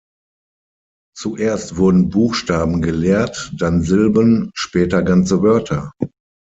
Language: German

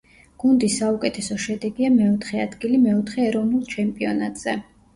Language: Georgian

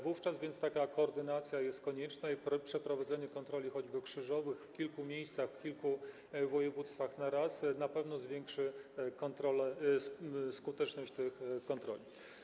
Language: Polish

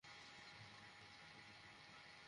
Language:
Bangla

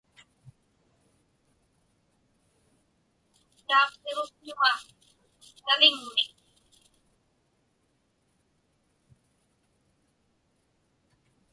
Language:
Inupiaq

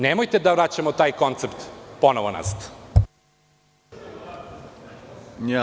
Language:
Serbian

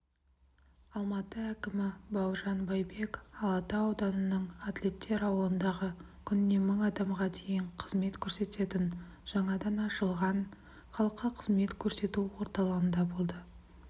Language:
Kazakh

